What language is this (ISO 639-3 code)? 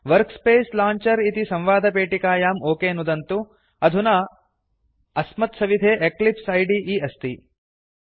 san